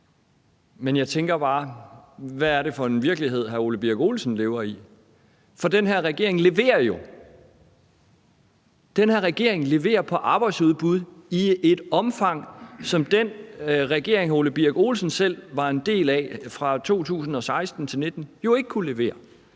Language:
Danish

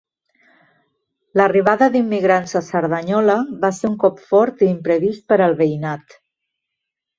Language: Catalan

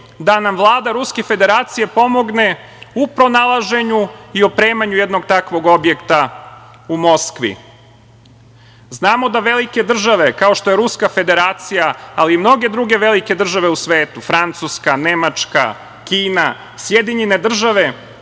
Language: Serbian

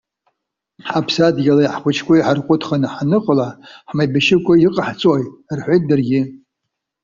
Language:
Abkhazian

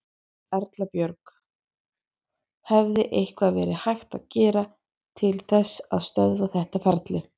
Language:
Icelandic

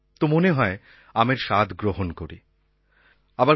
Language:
Bangla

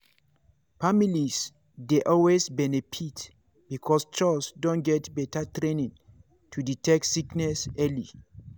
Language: Nigerian Pidgin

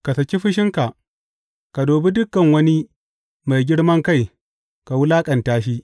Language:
Hausa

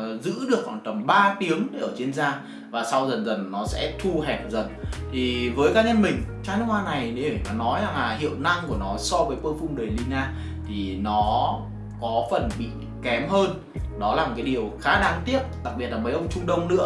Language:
Vietnamese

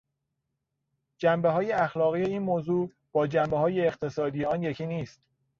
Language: Persian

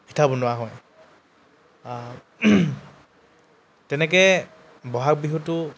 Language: Assamese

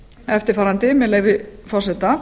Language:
Icelandic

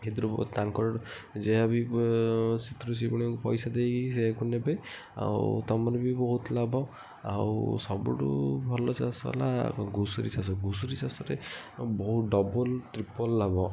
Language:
Odia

